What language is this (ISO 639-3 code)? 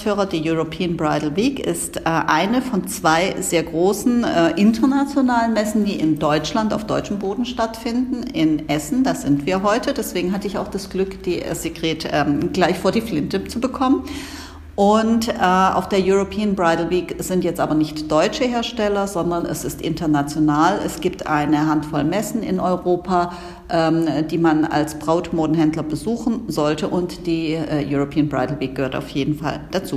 deu